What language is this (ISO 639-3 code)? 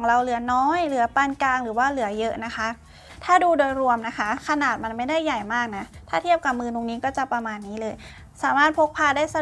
tha